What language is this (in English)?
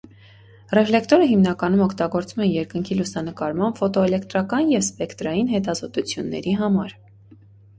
Armenian